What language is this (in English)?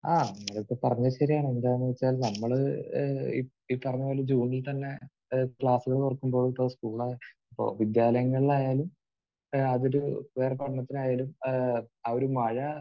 Malayalam